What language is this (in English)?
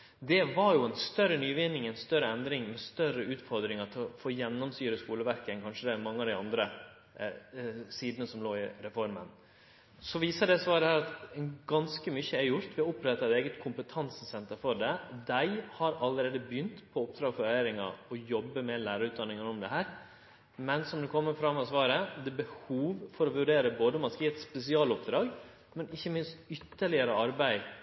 Norwegian Nynorsk